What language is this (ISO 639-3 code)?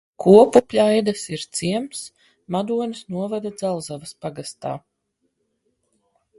lav